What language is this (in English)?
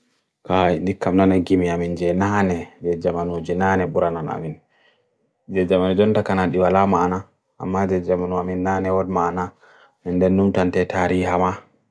Bagirmi Fulfulde